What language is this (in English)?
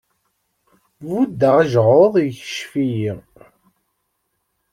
Kabyle